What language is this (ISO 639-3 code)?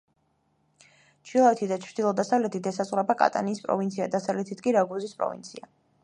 kat